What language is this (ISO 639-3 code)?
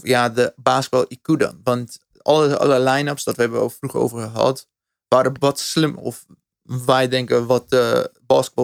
nld